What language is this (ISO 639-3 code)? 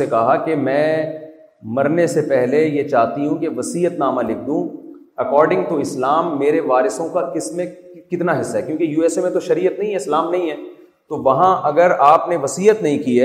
urd